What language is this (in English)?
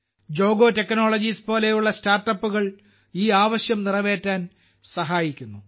Malayalam